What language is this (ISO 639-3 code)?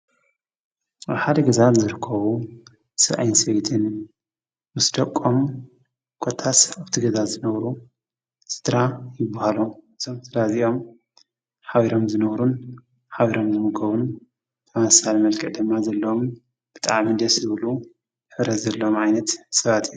tir